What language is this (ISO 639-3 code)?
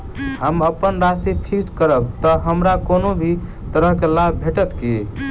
mai